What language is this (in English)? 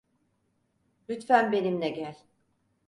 Turkish